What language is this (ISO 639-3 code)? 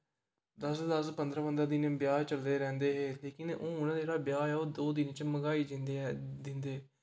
doi